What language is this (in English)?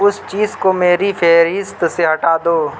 Urdu